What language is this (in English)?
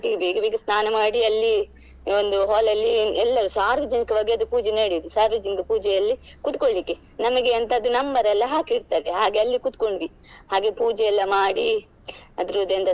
Kannada